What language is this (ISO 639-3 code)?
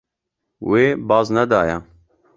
kur